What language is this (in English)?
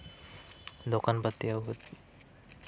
Santali